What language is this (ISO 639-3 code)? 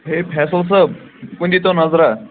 kas